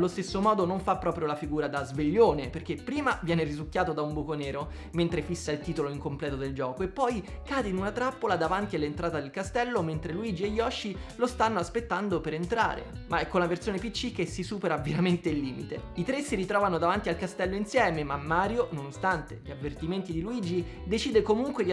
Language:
Italian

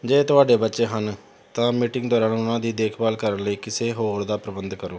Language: Punjabi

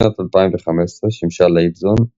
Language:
Hebrew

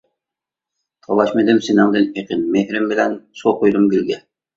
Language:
Uyghur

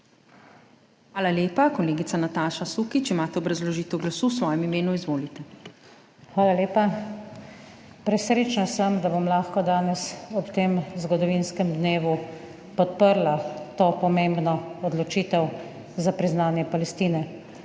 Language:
Slovenian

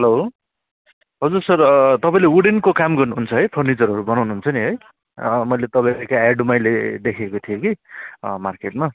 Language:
Nepali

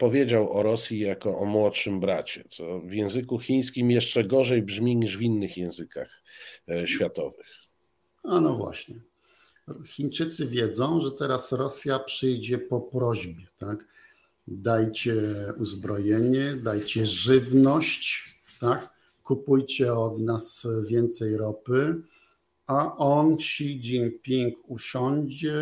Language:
Polish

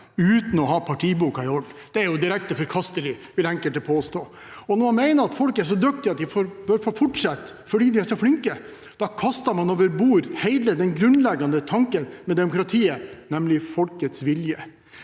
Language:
Norwegian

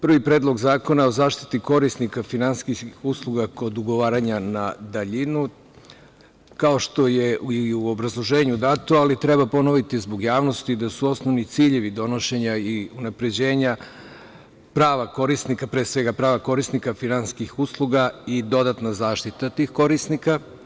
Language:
Serbian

